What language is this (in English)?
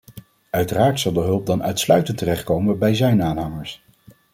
Dutch